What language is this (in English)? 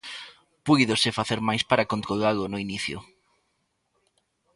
Galician